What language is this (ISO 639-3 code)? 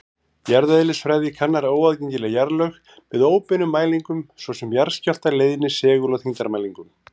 isl